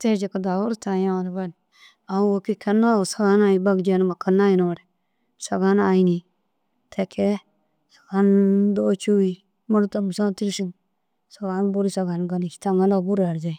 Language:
Dazaga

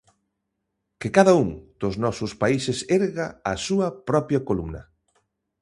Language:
Galician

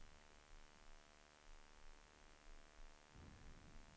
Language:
Swedish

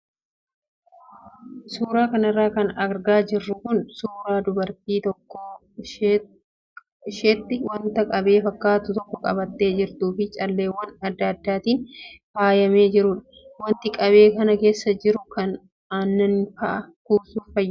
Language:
Oromo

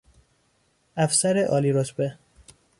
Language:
Persian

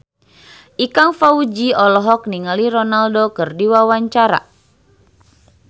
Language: Sundanese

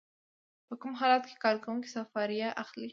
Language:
Pashto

